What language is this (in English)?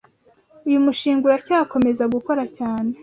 Kinyarwanda